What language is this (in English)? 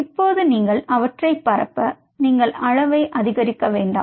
Tamil